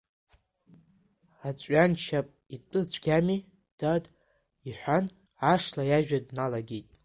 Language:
Abkhazian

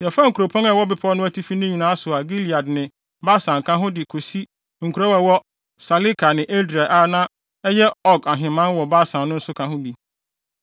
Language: Akan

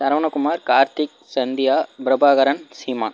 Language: Tamil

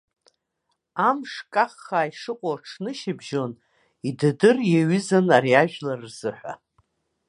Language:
Abkhazian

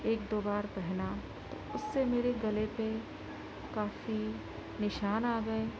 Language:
Urdu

